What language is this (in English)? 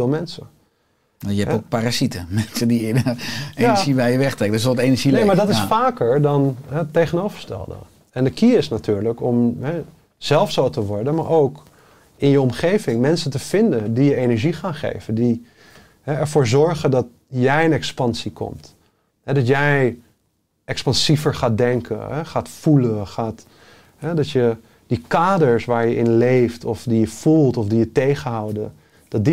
Dutch